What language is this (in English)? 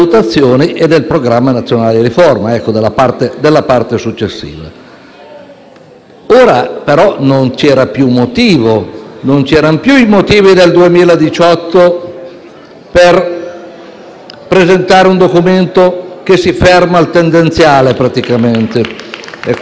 Italian